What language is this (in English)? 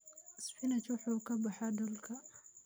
Somali